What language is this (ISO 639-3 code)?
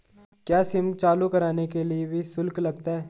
hin